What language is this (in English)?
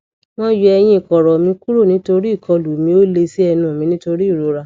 Yoruba